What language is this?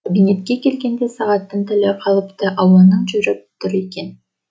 Kazakh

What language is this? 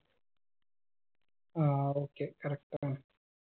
Malayalam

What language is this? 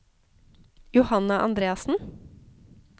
Norwegian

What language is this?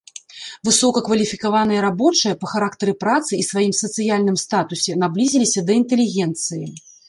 Belarusian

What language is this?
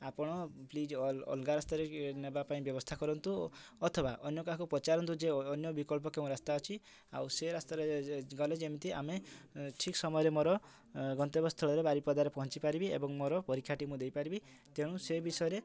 Odia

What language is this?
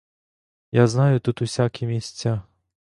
Ukrainian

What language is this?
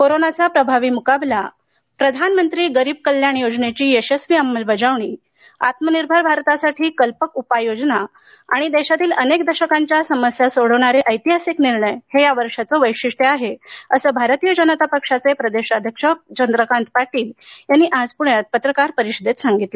Marathi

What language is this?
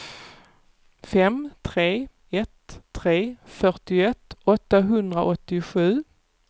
Swedish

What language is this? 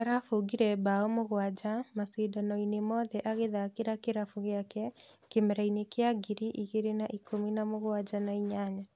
Kikuyu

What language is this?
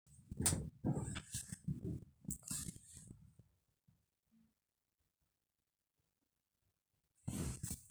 Masai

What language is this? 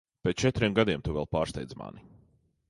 Latvian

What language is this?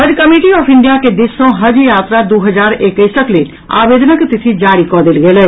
Maithili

